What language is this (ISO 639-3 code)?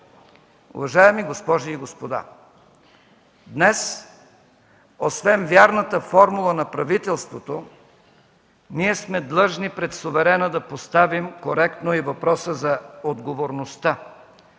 bul